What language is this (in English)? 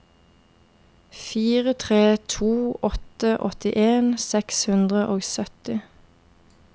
Norwegian